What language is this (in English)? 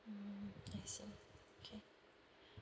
English